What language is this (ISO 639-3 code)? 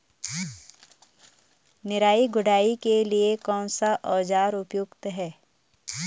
hin